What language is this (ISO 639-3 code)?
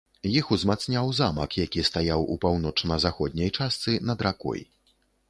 bel